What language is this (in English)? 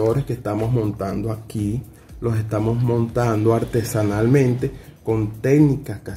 Spanish